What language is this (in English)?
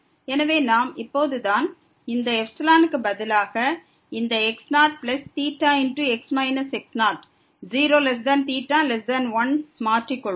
Tamil